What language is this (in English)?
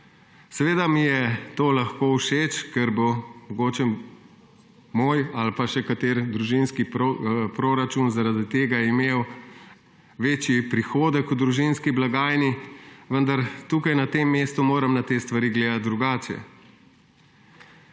Slovenian